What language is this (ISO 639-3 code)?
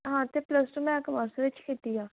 pan